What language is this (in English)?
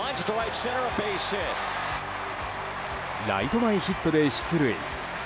Japanese